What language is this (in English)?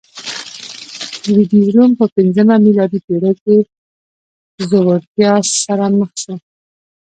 Pashto